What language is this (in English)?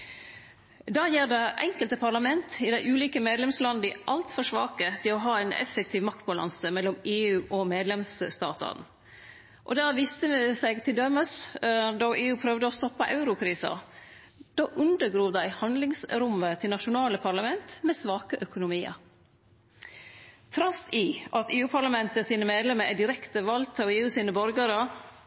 Norwegian Nynorsk